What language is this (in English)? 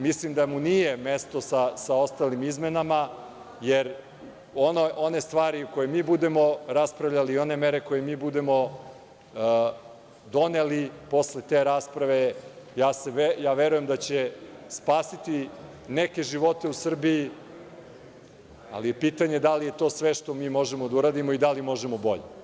Serbian